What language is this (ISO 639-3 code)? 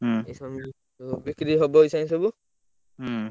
ori